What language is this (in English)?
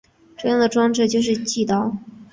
Chinese